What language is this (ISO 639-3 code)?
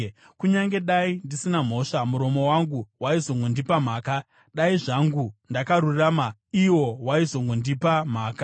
sna